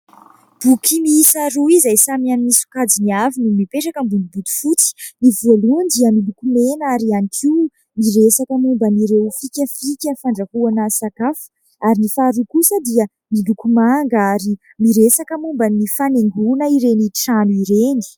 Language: Malagasy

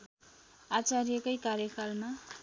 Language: Nepali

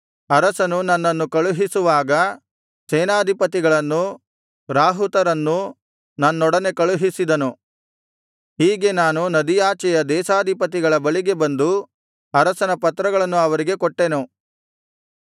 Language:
Kannada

